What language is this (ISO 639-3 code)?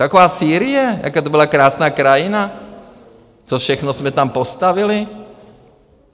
ces